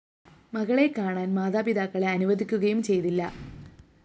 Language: Malayalam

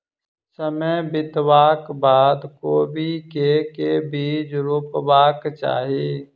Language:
Maithili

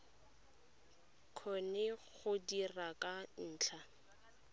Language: Tswana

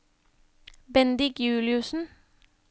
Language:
Norwegian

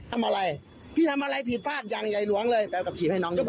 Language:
Thai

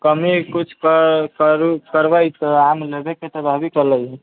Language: Maithili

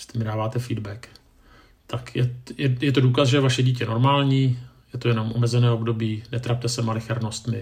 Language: Czech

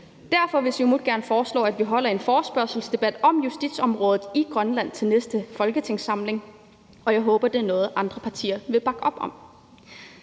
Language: Danish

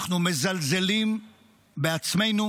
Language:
Hebrew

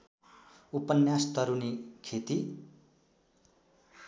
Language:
Nepali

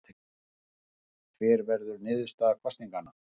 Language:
Icelandic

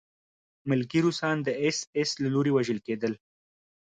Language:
Pashto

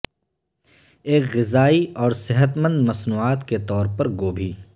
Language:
Urdu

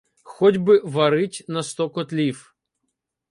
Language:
Ukrainian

